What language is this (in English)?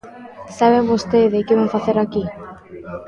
Galician